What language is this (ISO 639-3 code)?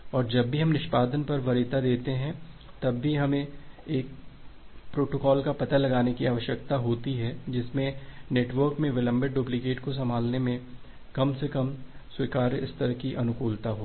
hin